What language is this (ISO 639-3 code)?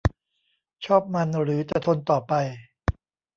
tha